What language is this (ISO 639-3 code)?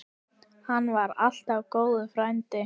isl